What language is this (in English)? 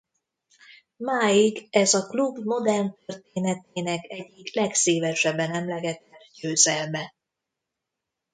Hungarian